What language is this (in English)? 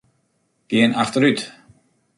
Western Frisian